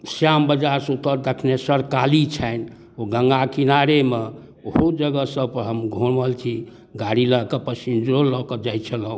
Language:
Maithili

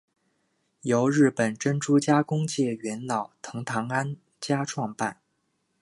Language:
Chinese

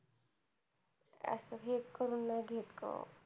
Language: Marathi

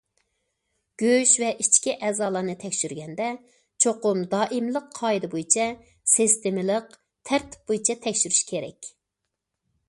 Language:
Uyghur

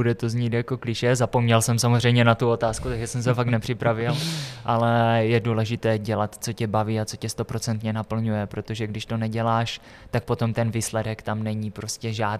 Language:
Czech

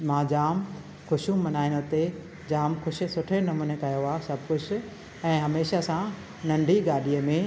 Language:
Sindhi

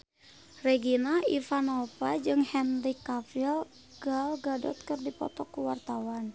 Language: Sundanese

